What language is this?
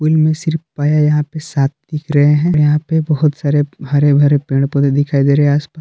Hindi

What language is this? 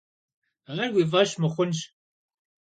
Kabardian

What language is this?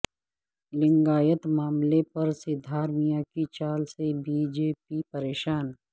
Urdu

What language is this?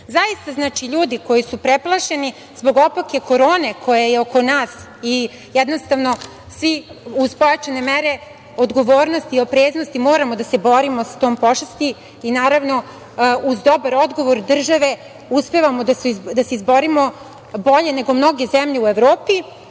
Serbian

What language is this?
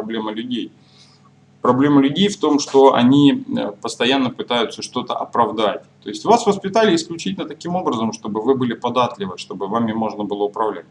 Russian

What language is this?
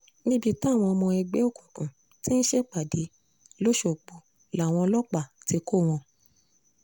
Yoruba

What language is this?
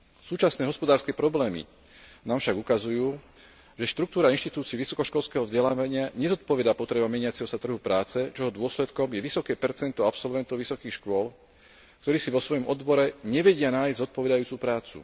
Slovak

